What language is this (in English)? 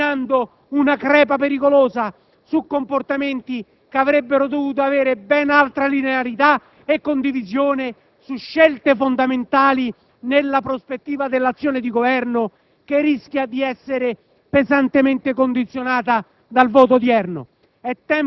Italian